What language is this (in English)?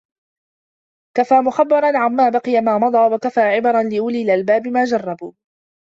Arabic